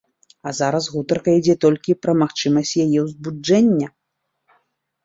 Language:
Belarusian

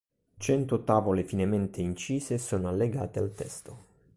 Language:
Italian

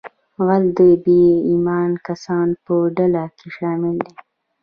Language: Pashto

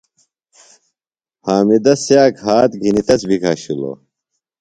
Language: Phalura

